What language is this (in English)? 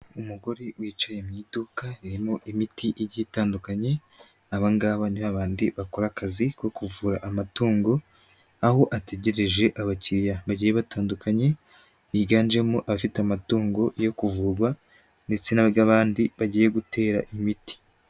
Kinyarwanda